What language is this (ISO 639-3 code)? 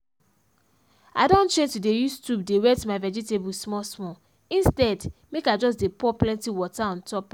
pcm